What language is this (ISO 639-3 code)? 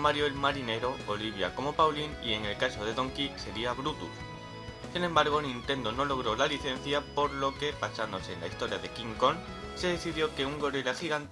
spa